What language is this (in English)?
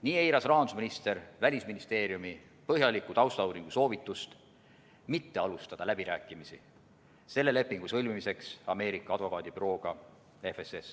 Estonian